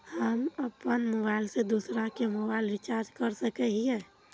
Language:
Magahi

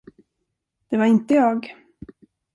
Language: Swedish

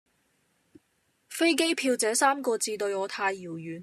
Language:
Cantonese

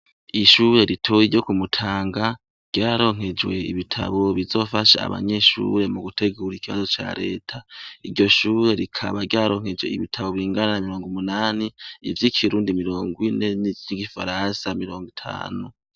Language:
Rundi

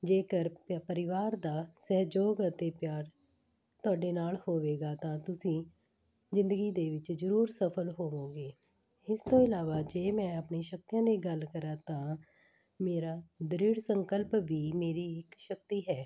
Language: Punjabi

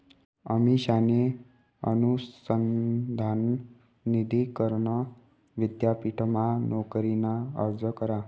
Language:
Marathi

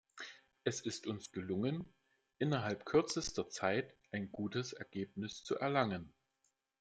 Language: German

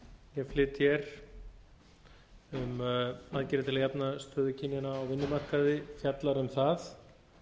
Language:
Icelandic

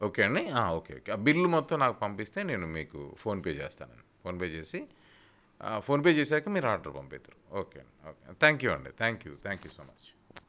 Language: Telugu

